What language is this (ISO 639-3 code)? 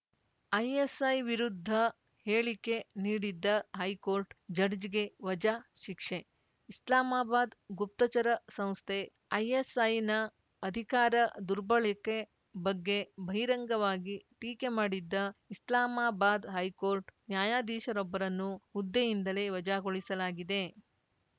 kan